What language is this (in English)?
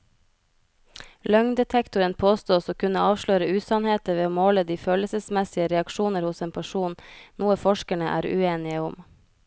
Norwegian